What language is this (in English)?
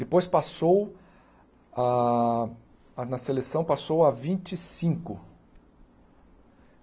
Portuguese